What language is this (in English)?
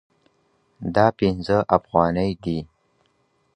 Pashto